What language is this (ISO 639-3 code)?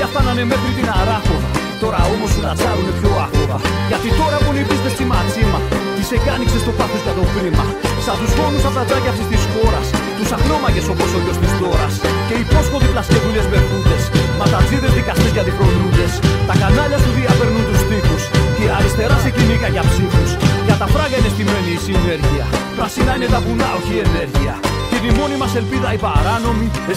ell